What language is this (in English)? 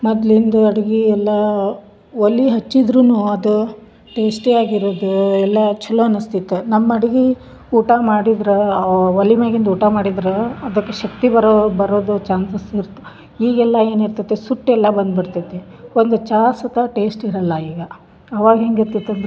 Kannada